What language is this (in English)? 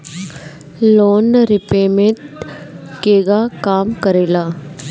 Bhojpuri